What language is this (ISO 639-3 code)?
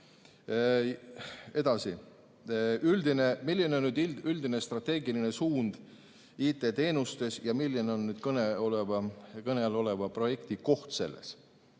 est